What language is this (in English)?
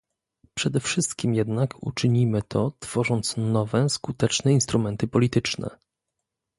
Polish